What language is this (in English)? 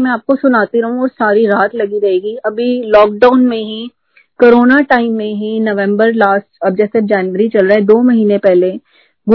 Hindi